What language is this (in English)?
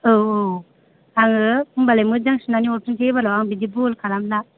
Bodo